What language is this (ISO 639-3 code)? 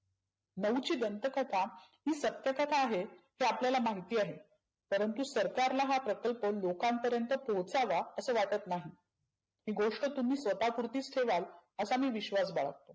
mar